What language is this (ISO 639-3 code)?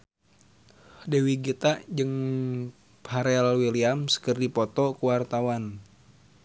sun